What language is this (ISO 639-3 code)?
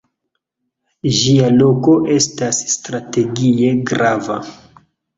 epo